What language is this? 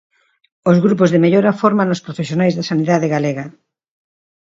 Galician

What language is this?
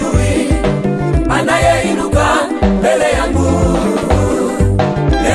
Swahili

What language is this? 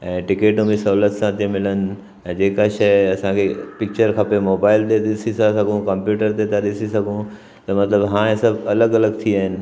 Sindhi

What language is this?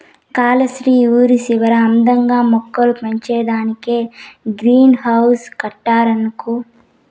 Telugu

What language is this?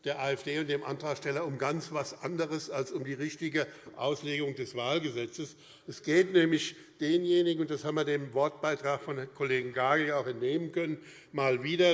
German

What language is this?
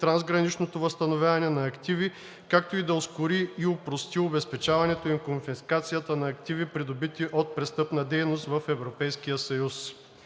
Bulgarian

